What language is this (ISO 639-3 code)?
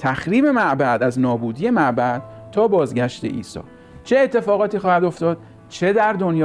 fas